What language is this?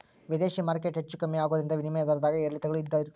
Kannada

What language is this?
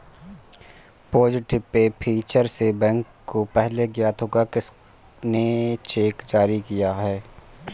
Hindi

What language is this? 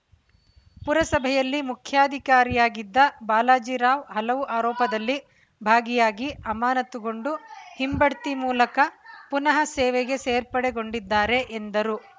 Kannada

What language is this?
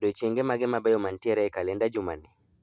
Luo (Kenya and Tanzania)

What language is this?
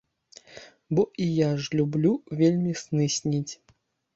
Belarusian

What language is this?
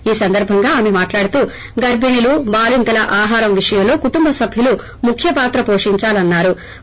Telugu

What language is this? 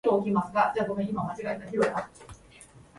Japanese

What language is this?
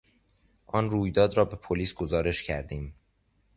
Persian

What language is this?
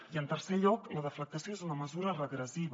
Catalan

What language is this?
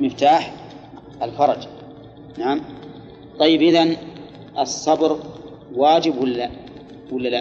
Arabic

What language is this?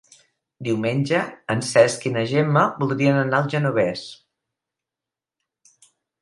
Catalan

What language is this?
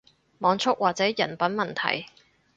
Cantonese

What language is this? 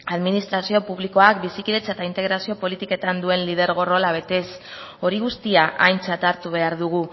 Basque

